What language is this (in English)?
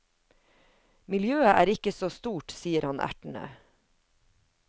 Norwegian